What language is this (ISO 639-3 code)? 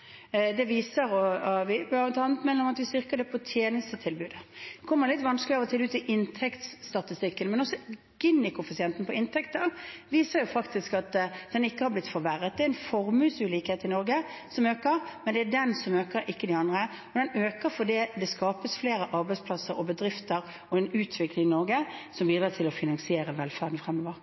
nob